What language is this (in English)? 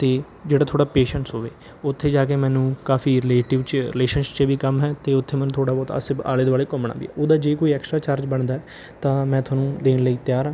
Punjabi